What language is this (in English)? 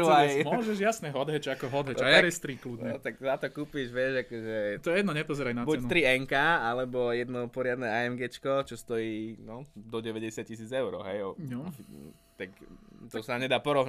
Slovak